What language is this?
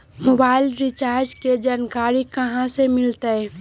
Magahi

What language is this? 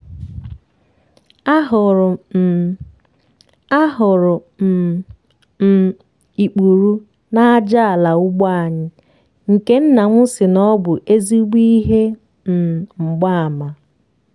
Igbo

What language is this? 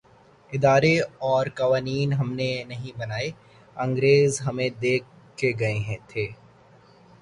Urdu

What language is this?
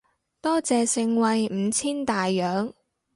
Cantonese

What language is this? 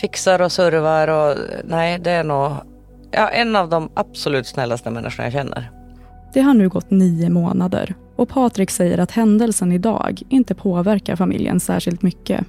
Swedish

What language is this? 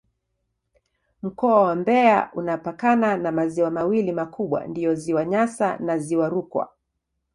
Swahili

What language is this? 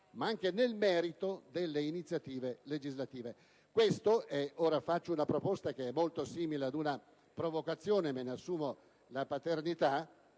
Italian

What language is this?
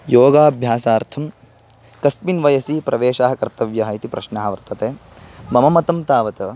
Sanskrit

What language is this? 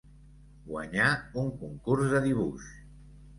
Catalan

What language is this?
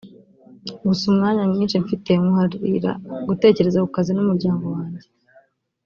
Kinyarwanda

